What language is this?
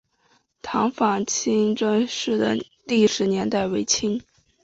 Chinese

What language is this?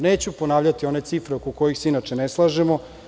Serbian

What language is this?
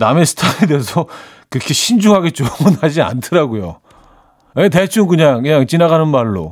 Korean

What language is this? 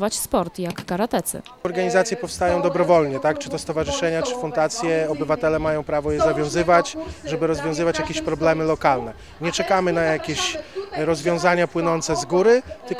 Polish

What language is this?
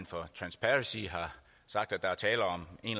Danish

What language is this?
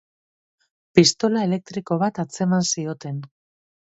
Basque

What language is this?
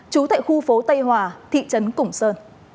Vietnamese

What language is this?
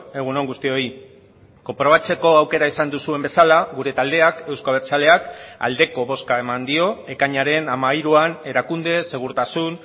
Basque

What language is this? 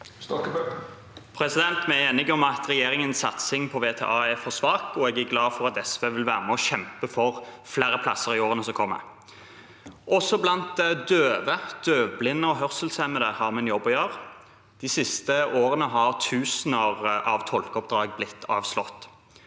Norwegian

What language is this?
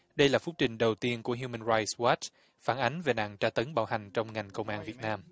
Vietnamese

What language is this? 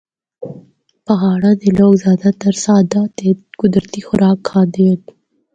Northern Hindko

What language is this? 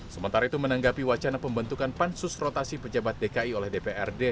Indonesian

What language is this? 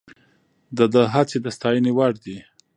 Pashto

